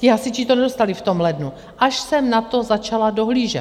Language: Czech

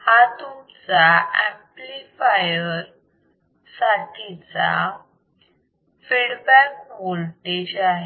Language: Marathi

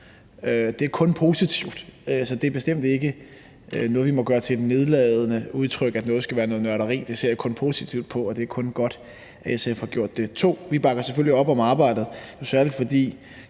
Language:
Danish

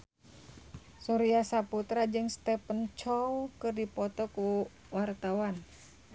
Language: Sundanese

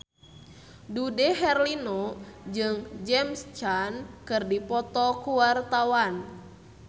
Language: Sundanese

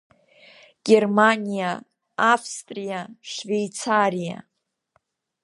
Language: Abkhazian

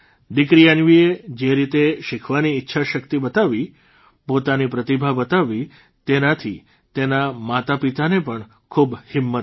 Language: Gujarati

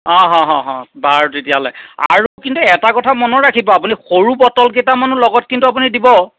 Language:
Assamese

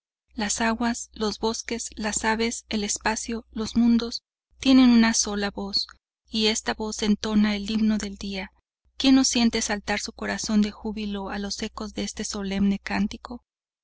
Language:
Spanish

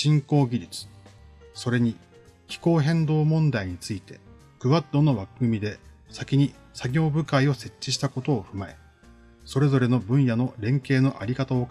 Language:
Japanese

